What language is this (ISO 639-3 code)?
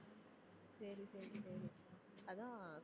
tam